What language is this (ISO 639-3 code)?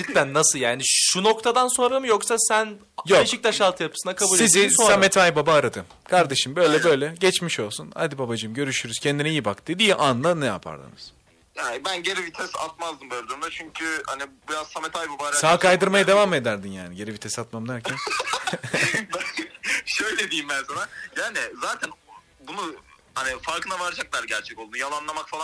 tur